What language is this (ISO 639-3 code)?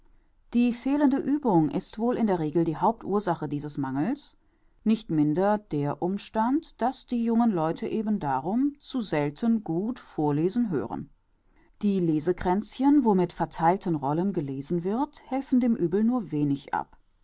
deu